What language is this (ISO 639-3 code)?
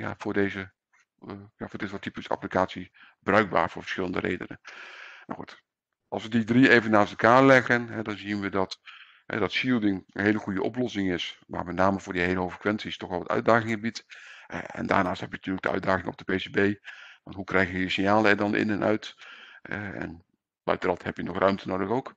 nld